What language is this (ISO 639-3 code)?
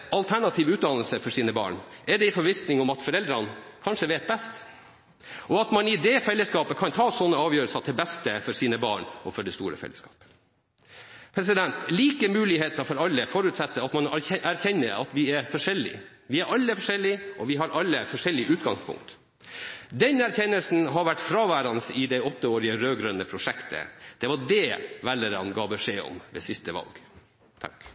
nob